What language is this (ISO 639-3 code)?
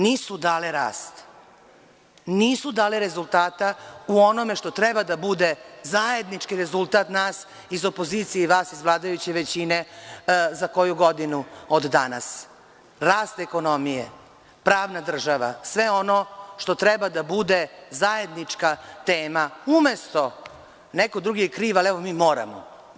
srp